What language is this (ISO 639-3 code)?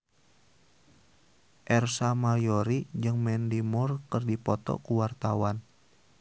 sun